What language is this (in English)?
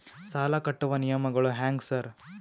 Kannada